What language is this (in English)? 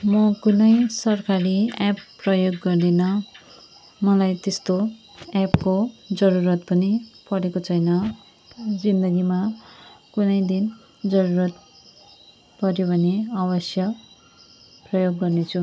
Nepali